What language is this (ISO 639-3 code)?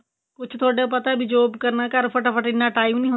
pan